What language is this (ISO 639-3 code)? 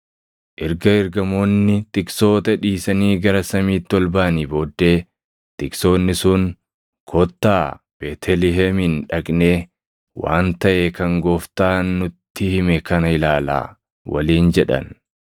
orm